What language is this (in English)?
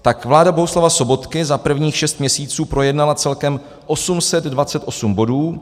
Czech